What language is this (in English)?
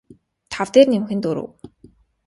Mongolian